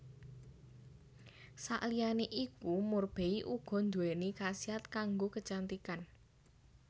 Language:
Javanese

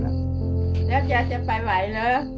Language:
Thai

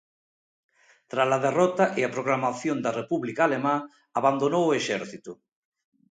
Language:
Galician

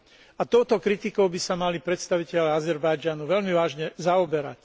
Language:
Slovak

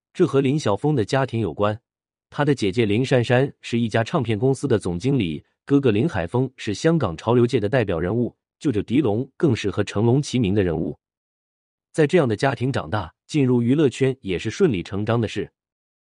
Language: Chinese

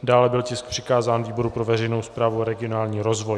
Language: Czech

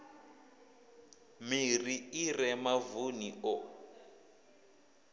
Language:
Venda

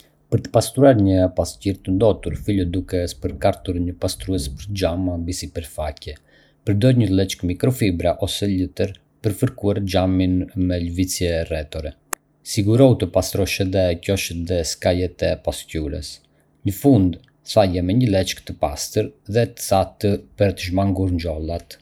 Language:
Arbëreshë Albanian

